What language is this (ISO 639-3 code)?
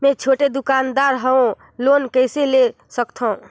hne